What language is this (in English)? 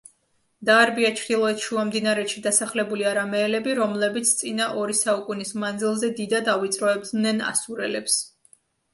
Georgian